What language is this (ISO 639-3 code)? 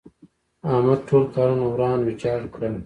pus